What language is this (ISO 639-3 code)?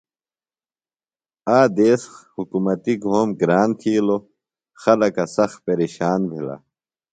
phl